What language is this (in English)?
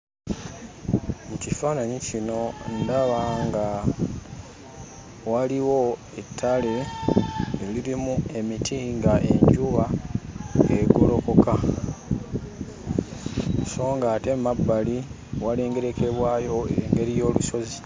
Ganda